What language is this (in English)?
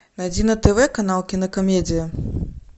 Russian